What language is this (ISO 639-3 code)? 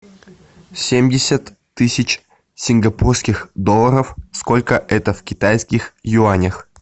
rus